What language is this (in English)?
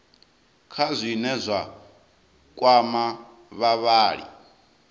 Venda